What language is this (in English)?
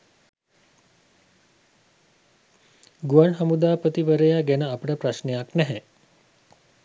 Sinhala